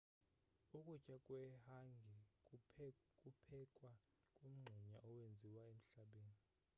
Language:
Xhosa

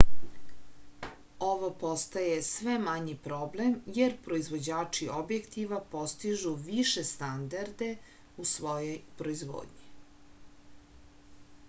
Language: Serbian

